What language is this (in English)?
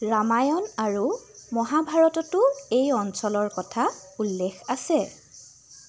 Assamese